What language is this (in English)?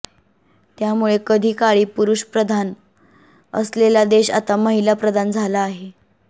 Marathi